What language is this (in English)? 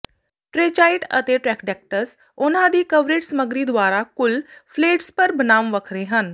Punjabi